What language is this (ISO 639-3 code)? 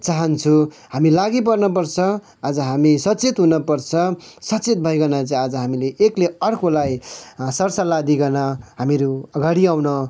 nep